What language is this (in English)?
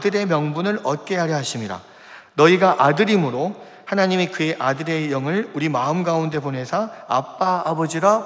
Korean